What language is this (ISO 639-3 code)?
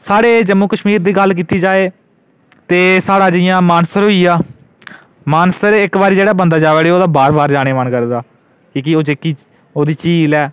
doi